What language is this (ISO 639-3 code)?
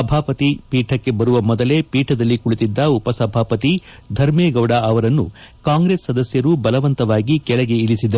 kan